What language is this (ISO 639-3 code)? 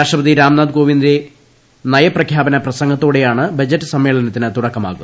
mal